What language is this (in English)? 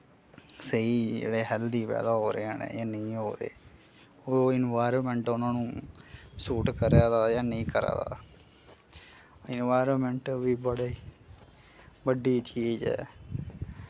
Dogri